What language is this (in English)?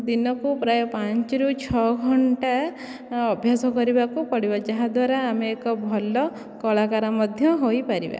Odia